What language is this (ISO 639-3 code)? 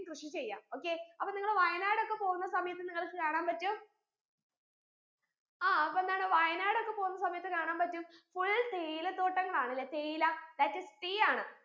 mal